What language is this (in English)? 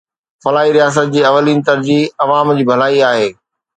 Sindhi